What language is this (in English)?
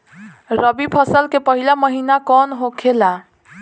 Bhojpuri